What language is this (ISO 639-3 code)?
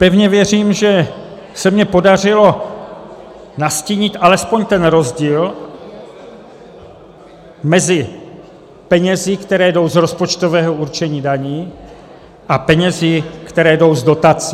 ces